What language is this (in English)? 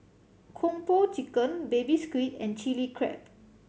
English